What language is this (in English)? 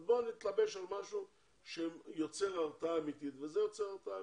Hebrew